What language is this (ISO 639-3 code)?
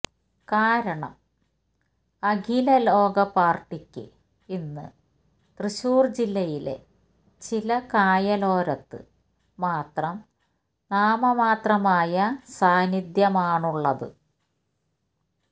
mal